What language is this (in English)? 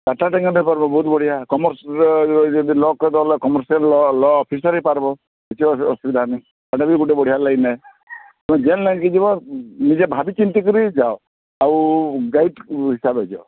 Odia